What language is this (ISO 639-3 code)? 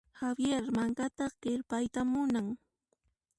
qxp